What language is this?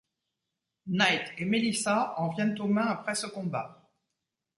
French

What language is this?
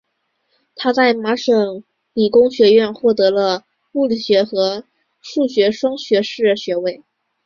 Chinese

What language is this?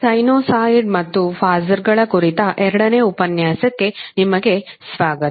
Kannada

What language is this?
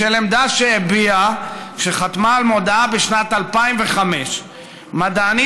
Hebrew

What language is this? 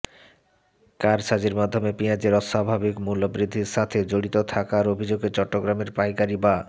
Bangla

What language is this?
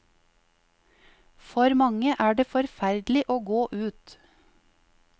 Norwegian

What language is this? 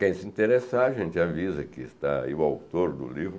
Portuguese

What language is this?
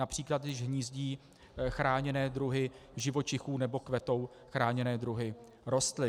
Czech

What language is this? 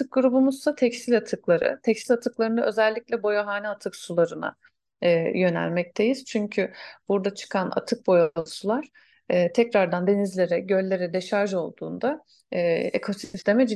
Turkish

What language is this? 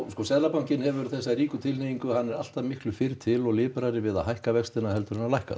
Icelandic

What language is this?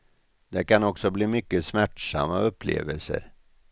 Swedish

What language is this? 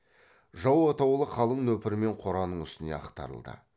Kazakh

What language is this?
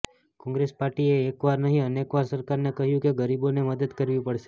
Gujarati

